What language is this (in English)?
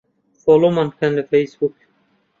Central Kurdish